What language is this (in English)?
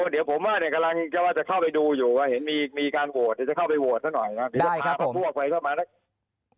Thai